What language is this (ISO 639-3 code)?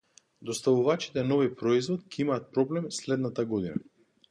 mkd